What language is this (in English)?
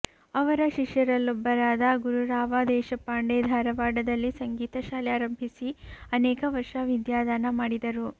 Kannada